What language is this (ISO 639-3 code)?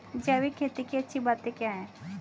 hin